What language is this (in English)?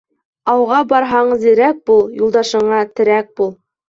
Bashkir